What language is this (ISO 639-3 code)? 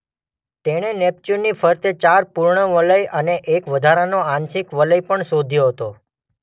guj